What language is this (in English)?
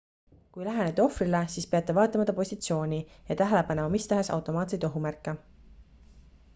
Estonian